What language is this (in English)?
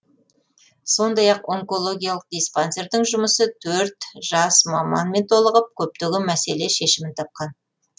Kazakh